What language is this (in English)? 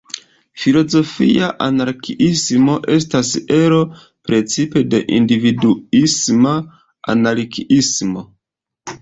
Esperanto